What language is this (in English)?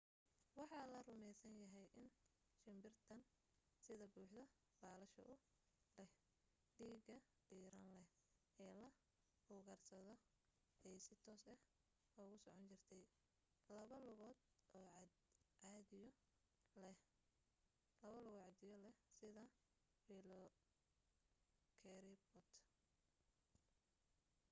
Somali